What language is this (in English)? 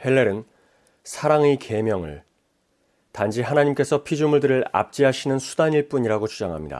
Korean